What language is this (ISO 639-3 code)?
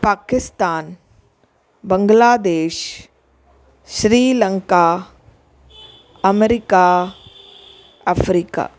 snd